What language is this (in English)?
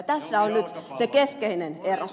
Finnish